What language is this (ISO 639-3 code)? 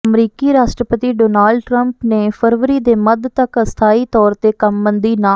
pan